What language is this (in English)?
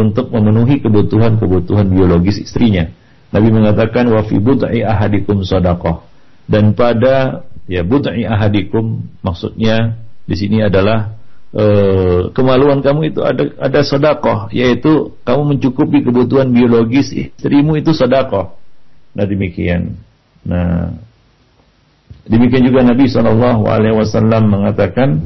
Malay